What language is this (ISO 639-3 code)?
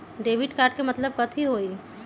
mag